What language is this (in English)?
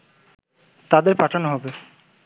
Bangla